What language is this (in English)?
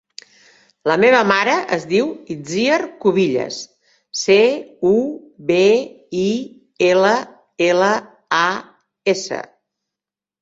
Catalan